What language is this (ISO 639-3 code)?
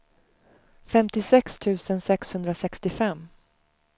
swe